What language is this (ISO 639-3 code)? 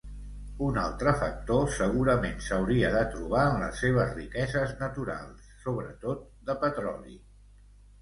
cat